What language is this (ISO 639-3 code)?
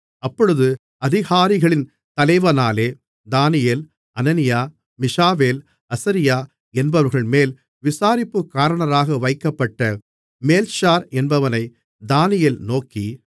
tam